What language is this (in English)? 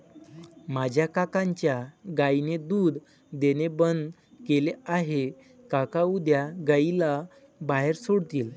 Marathi